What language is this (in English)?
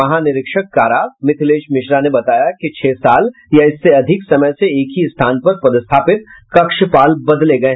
Hindi